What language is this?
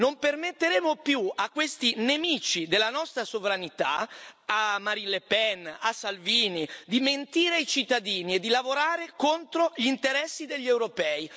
Italian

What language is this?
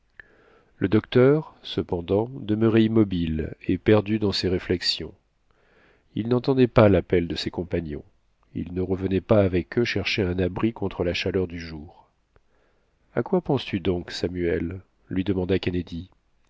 French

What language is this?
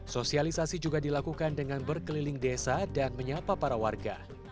Indonesian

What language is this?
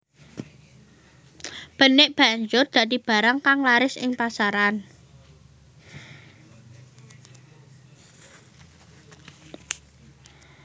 Javanese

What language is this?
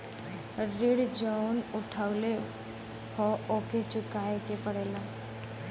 Bhojpuri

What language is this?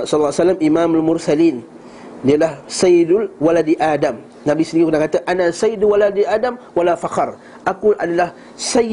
Malay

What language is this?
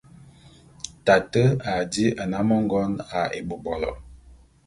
Bulu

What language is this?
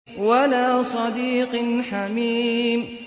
Arabic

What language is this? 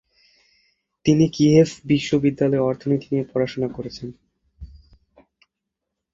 Bangla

